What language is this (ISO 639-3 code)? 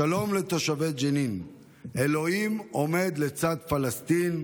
heb